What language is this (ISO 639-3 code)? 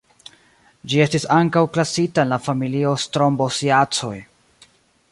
epo